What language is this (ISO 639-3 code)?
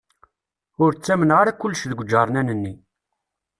kab